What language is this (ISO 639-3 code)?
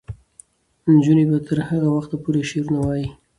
pus